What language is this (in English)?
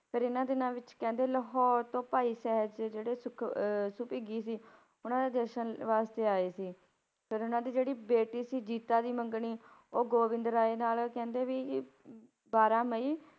Punjabi